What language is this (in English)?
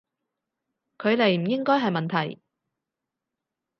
Cantonese